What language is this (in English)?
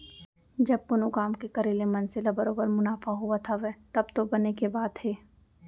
Chhattisgarhi